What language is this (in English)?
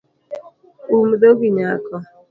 Luo (Kenya and Tanzania)